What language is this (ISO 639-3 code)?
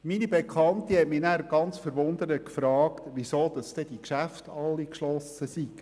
gsw